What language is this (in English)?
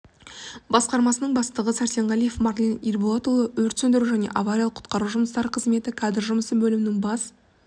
Kazakh